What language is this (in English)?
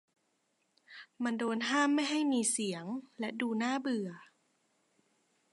Thai